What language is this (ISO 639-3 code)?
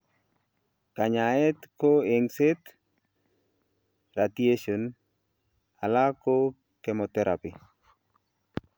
kln